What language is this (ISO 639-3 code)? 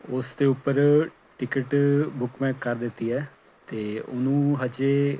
pan